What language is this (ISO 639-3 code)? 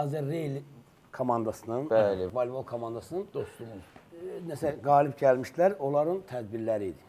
tur